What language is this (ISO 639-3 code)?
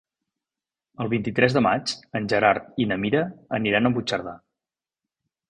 cat